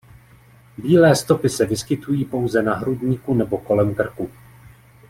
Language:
Czech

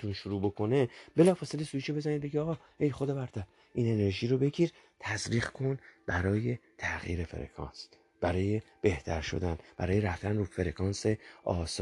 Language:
Persian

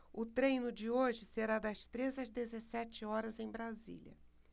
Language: Portuguese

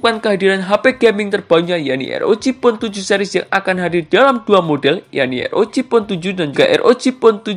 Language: Indonesian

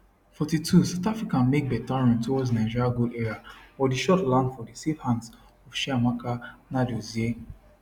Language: Nigerian Pidgin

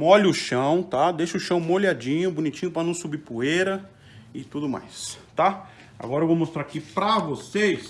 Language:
Portuguese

